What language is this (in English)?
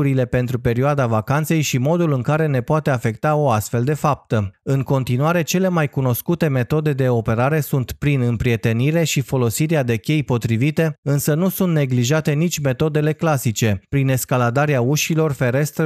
Romanian